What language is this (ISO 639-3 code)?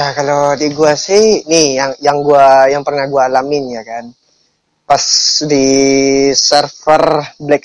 ind